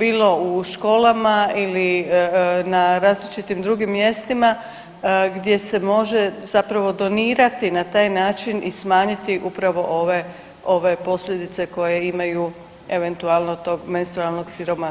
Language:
Croatian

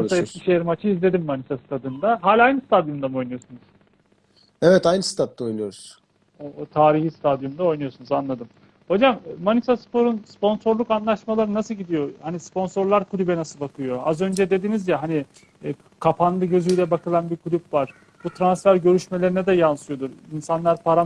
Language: Turkish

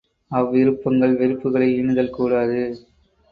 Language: Tamil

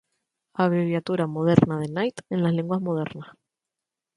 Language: Spanish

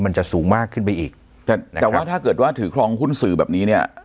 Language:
Thai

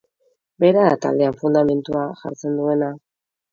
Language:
Basque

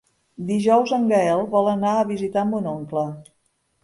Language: Catalan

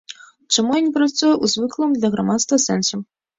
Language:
Belarusian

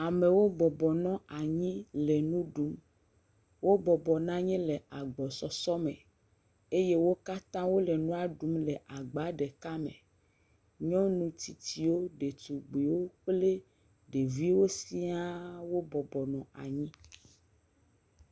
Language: Ewe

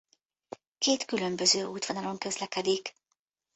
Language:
Hungarian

